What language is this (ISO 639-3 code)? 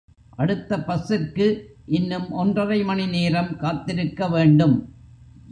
tam